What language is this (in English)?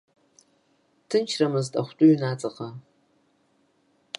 Abkhazian